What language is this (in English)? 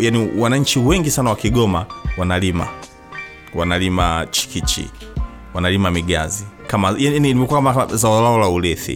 Swahili